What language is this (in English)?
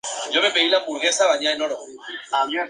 Spanish